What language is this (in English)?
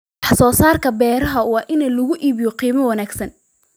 Somali